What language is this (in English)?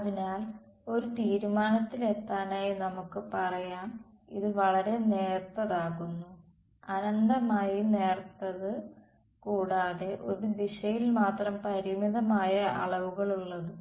Malayalam